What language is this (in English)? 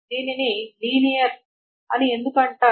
Telugu